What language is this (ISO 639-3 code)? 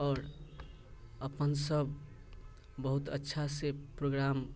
mai